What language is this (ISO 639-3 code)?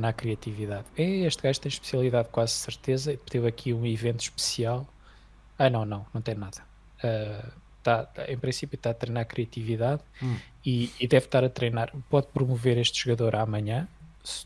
por